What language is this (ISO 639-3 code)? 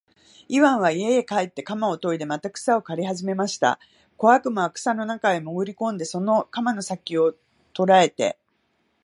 jpn